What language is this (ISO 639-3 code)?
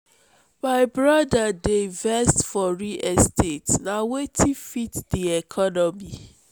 pcm